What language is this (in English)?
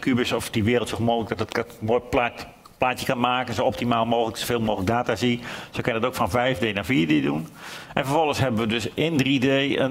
Dutch